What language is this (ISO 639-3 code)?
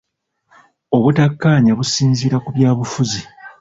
lug